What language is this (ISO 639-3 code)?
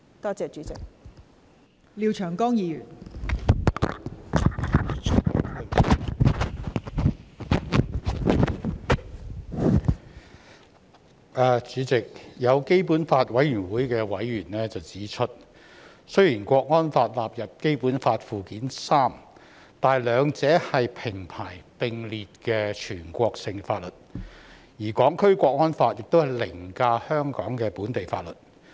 yue